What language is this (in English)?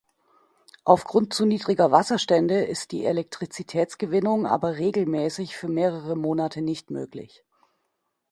German